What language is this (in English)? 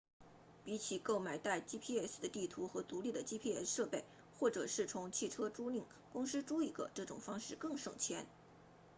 Chinese